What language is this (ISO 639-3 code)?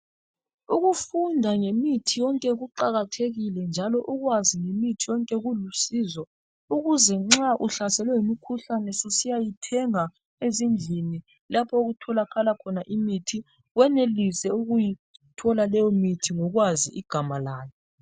nde